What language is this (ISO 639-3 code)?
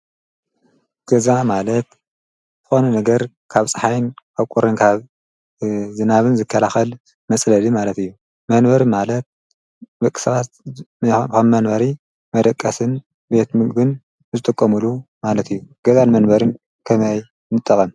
tir